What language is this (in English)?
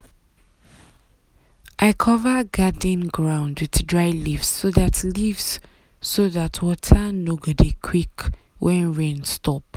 Nigerian Pidgin